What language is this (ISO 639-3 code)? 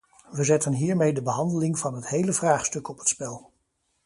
nld